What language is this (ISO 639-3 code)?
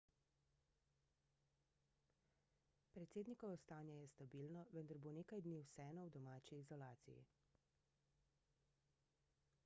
slv